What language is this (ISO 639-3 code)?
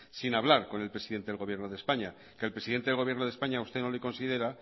spa